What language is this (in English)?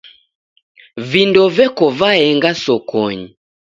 Taita